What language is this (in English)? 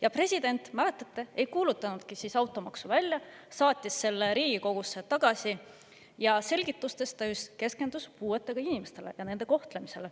Estonian